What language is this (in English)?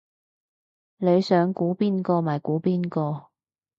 Cantonese